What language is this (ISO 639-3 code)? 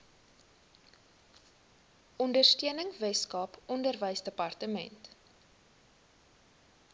afr